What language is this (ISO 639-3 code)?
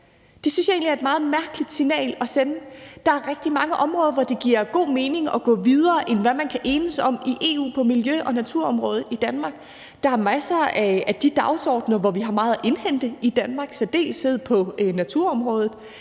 dan